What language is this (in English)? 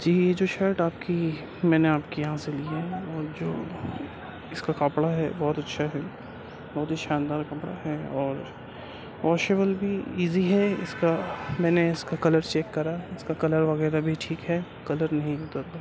Urdu